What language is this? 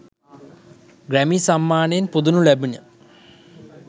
Sinhala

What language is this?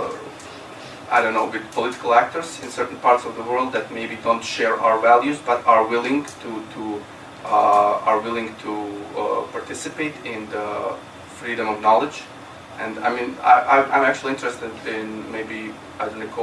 English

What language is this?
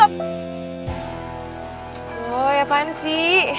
Indonesian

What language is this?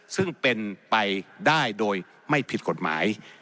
Thai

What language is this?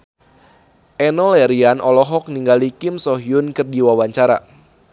Sundanese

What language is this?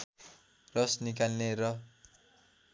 Nepali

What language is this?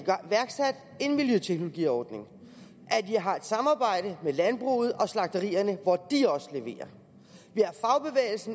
Danish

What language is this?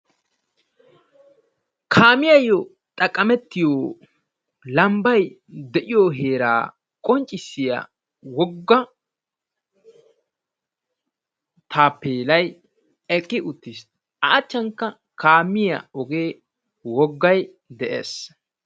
Wolaytta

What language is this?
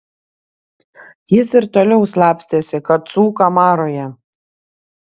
Lithuanian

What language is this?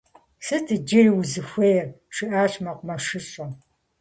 Kabardian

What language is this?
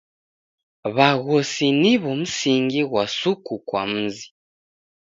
Taita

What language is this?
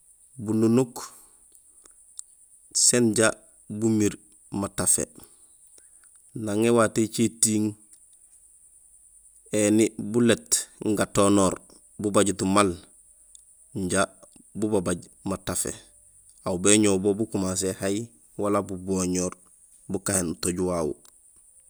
Gusilay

